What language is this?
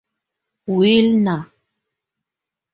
English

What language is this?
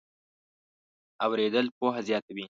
Pashto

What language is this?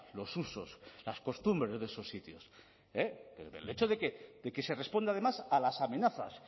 Spanish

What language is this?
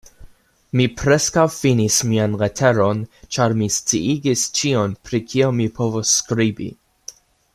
Esperanto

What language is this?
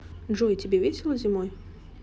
Russian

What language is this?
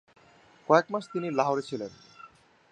Bangla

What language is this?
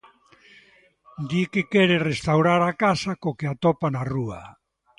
Galician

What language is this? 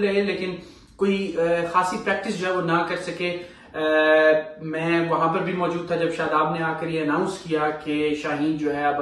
Hindi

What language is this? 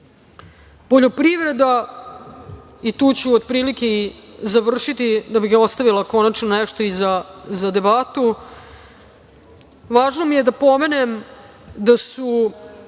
Serbian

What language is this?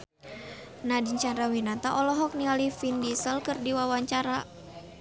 Sundanese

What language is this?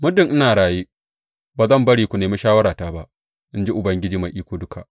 Hausa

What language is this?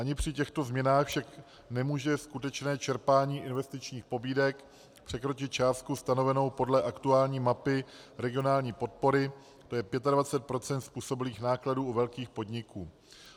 Czech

